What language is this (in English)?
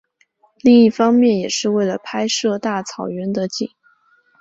Chinese